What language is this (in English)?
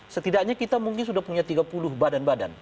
Indonesian